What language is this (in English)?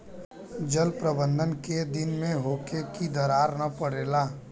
Bhojpuri